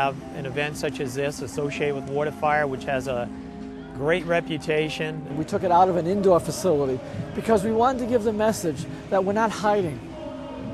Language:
English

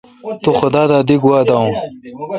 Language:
Kalkoti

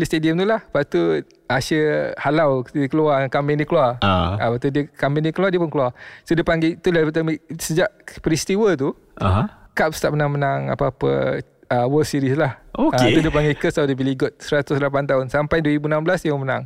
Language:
Malay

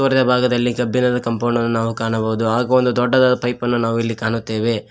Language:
Kannada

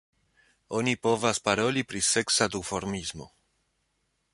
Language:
Esperanto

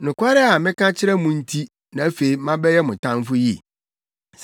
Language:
Akan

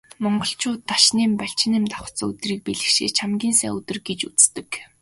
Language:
Mongolian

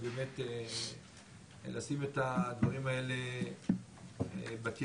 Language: Hebrew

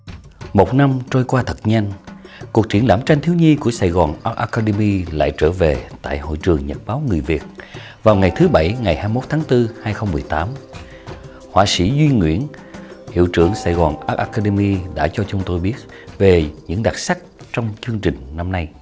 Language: Vietnamese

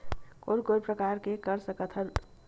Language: Chhattisgarhi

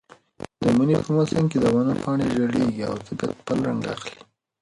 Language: Pashto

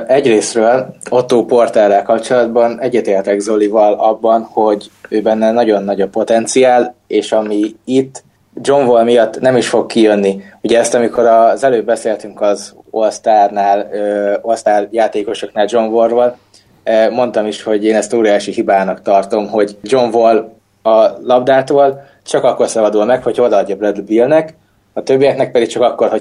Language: Hungarian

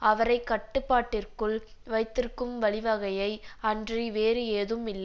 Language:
Tamil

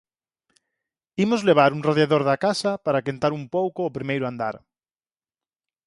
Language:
Galician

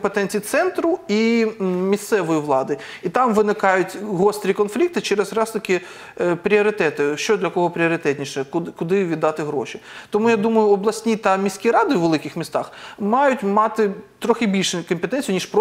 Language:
Ukrainian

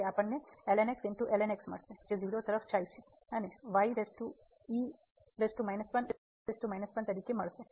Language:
Gujarati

